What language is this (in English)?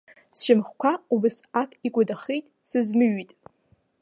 Abkhazian